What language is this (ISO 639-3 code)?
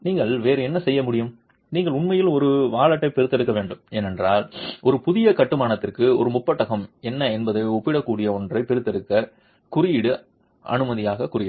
tam